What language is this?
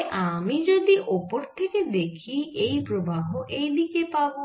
Bangla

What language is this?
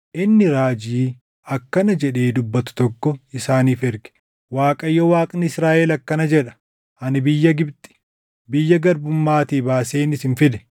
Oromo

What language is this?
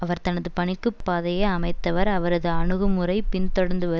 Tamil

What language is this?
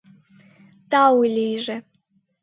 Mari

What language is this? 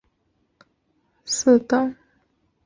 Chinese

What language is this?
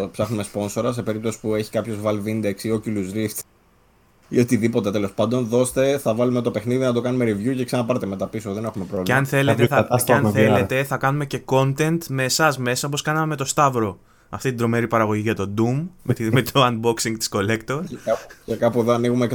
Greek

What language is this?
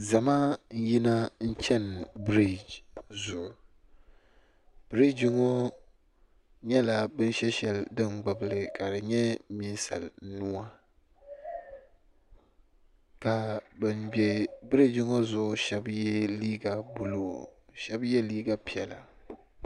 Dagbani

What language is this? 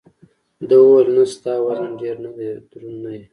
Pashto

